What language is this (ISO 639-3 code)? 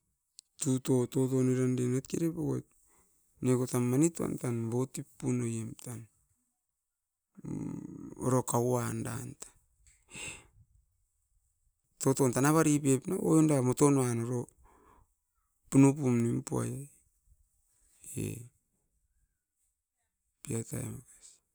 eiv